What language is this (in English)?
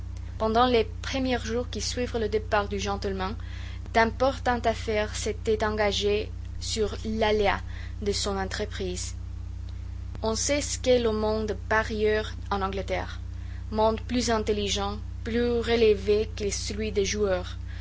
French